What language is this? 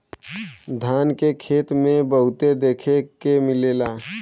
Bhojpuri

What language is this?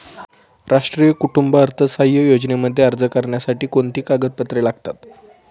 Marathi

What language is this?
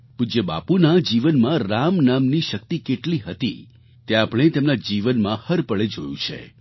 Gujarati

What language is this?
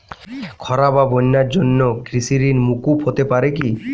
Bangla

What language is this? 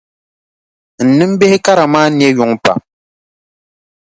Dagbani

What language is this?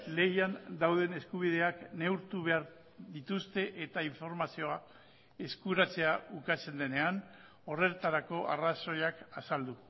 Basque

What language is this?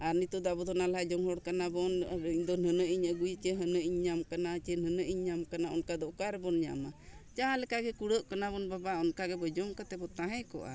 Santali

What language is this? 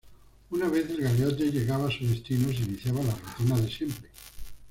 Spanish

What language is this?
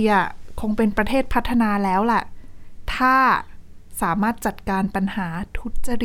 Thai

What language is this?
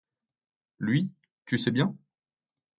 French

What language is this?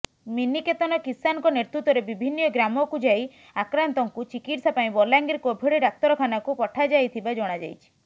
Odia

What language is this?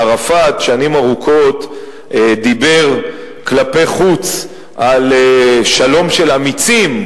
Hebrew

